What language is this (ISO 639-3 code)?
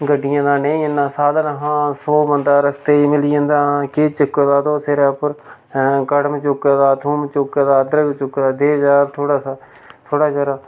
doi